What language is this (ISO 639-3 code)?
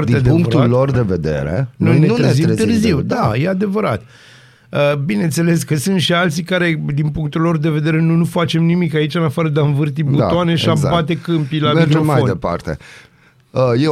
ron